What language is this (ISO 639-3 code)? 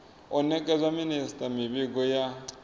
ven